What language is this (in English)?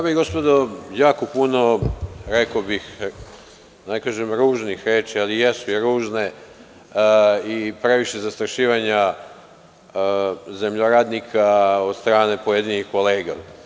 Serbian